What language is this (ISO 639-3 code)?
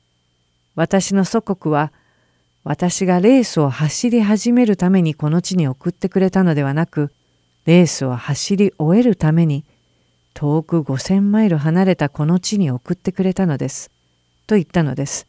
jpn